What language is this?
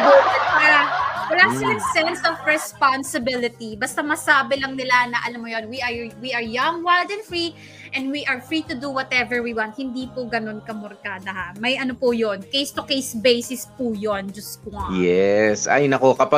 Filipino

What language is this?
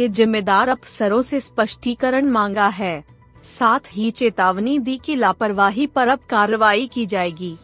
Hindi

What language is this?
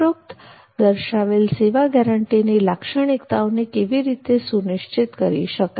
Gujarati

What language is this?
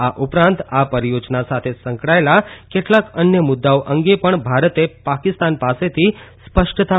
Gujarati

